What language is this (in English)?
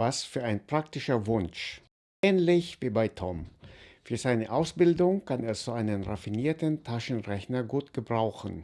German